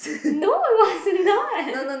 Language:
English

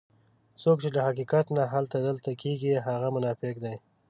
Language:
Pashto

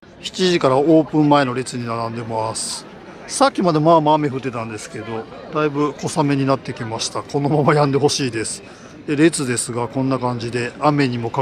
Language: Japanese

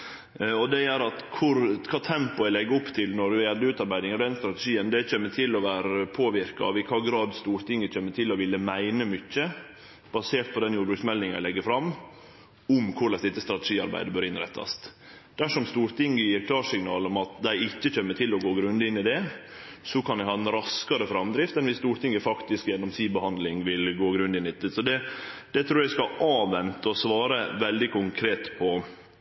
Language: Norwegian Nynorsk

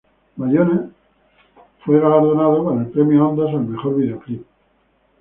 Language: Spanish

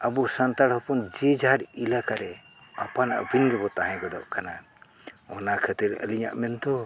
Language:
Santali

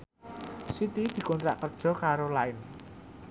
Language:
Javanese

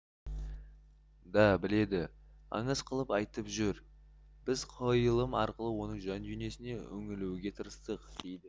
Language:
Kazakh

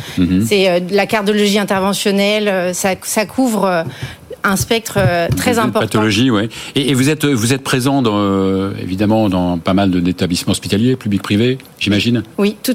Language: French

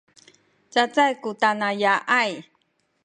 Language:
Sakizaya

